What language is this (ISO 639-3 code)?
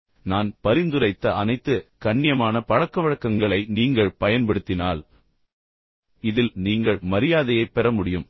tam